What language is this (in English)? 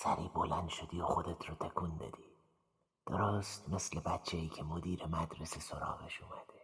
Persian